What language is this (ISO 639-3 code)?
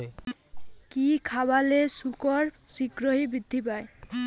ben